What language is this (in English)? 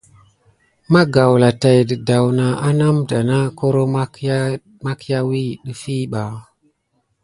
Gidar